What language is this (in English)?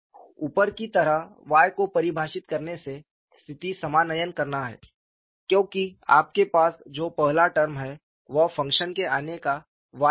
Hindi